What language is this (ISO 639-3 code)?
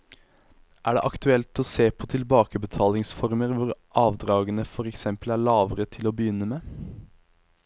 nor